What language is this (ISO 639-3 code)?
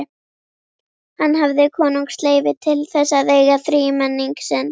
isl